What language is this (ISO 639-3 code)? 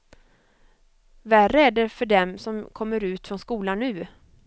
swe